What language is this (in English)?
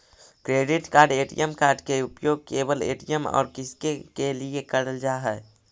Magahi